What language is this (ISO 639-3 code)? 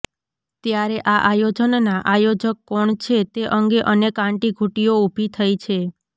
guj